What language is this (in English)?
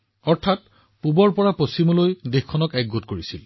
Assamese